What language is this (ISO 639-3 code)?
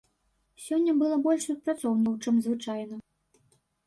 bel